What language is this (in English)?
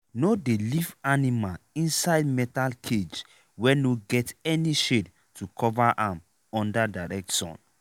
Nigerian Pidgin